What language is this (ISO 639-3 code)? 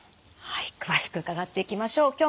jpn